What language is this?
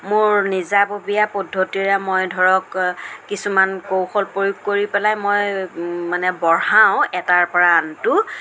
Assamese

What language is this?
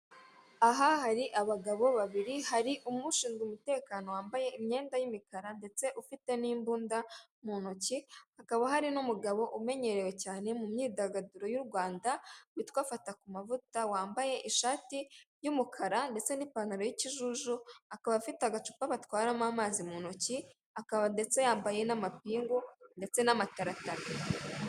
Kinyarwanda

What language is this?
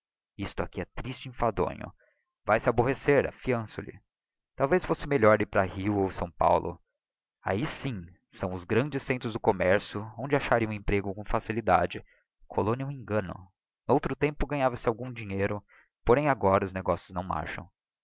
Portuguese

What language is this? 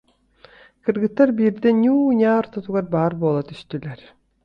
Yakut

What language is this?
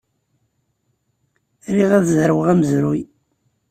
Kabyle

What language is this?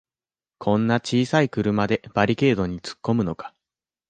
Japanese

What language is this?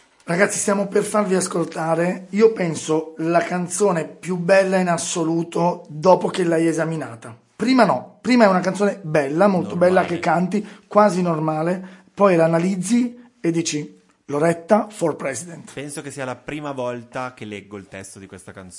Italian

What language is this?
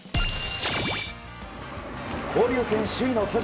Japanese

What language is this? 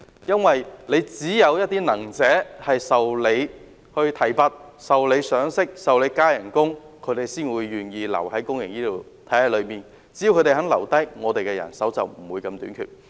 Cantonese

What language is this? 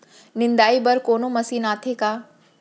Chhattisgarhi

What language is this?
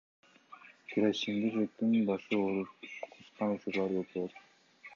Kyrgyz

